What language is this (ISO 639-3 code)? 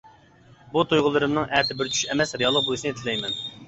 uig